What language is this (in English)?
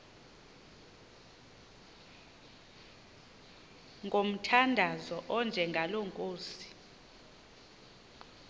Xhosa